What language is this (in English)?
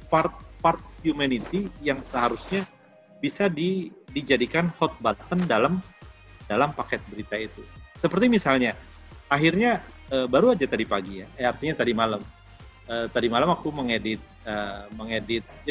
Indonesian